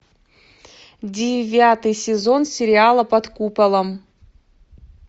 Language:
Russian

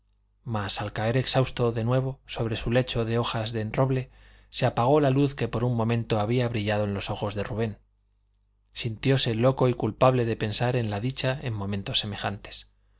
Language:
Spanish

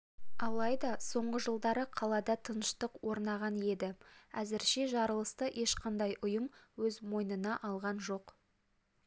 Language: Kazakh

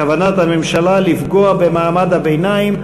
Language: Hebrew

